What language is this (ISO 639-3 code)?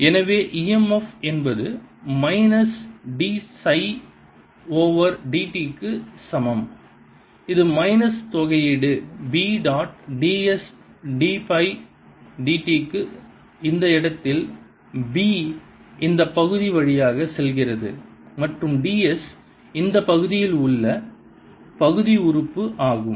tam